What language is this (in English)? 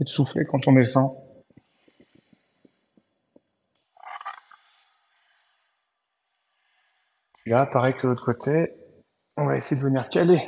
French